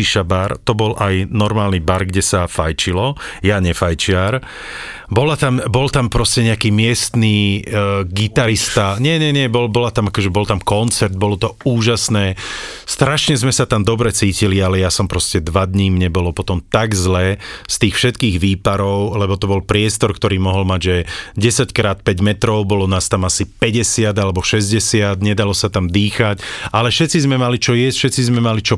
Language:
Slovak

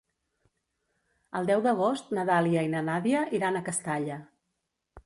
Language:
Catalan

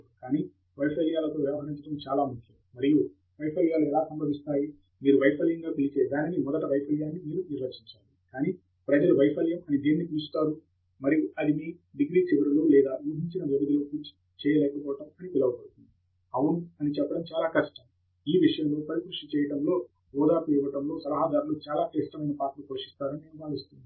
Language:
Telugu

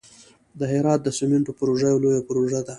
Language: Pashto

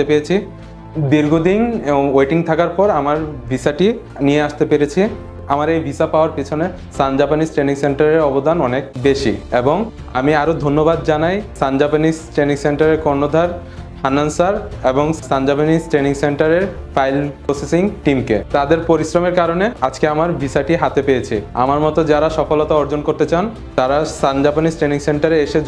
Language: Bangla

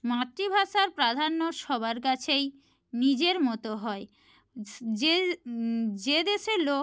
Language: Bangla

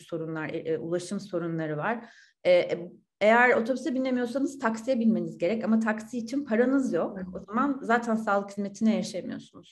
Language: Turkish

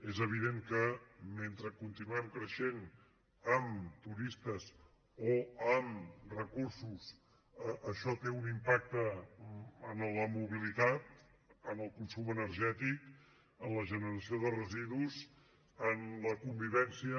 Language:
Catalan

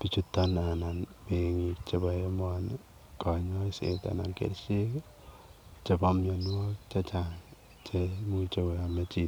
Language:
Kalenjin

